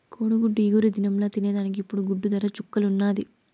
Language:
Telugu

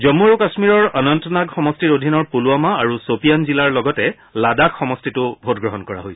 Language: Assamese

